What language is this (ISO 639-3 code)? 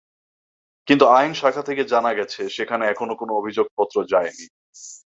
ben